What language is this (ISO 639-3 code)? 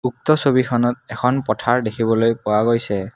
asm